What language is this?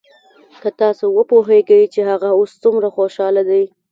Pashto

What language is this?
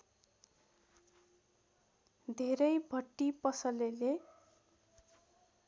Nepali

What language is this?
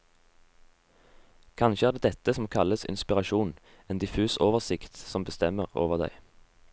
Norwegian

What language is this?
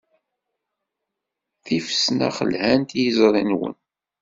Kabyle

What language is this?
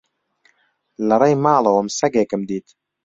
Central Kurdish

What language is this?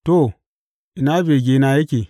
Hausa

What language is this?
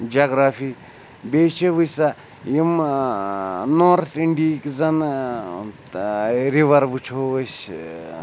Kashmiri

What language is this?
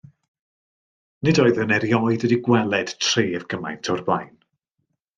Welsh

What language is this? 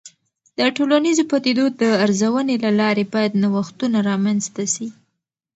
Pashto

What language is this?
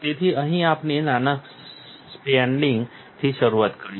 Gujarati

